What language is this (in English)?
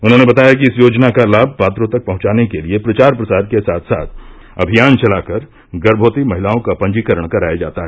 Hindi